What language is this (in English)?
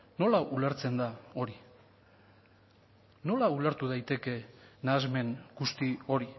Basque